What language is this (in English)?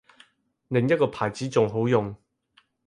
Cantonese